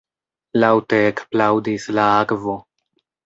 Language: Esperanto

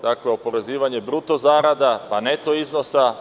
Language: Serbian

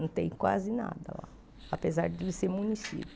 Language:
Portuguese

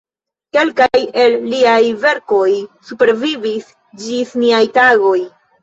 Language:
Esperanto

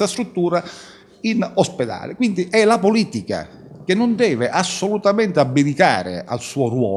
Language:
Italian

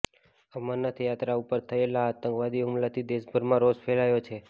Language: Gujarati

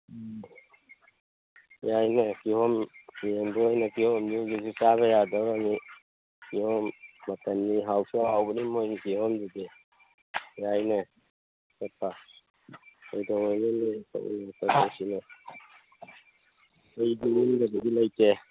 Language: Manipuri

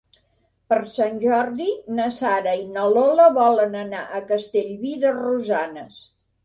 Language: Catalan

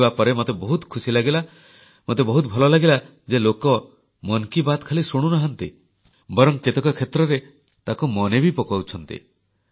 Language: Odia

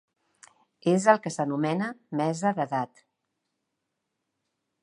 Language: Catalan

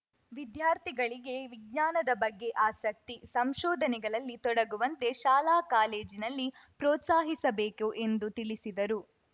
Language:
Kannada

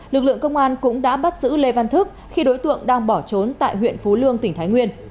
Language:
Vietnamese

